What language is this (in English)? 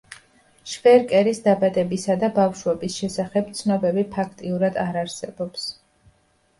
Georgian